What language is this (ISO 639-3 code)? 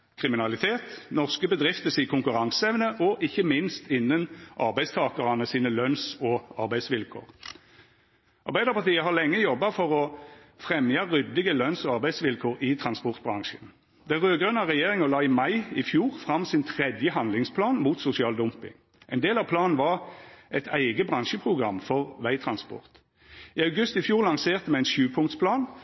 nno